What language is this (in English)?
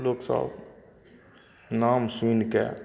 Maithili